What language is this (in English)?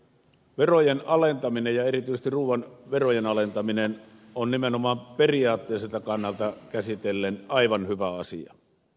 Finnish